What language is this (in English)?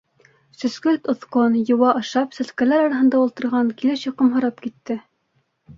Bashkir